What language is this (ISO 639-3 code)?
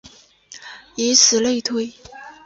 zho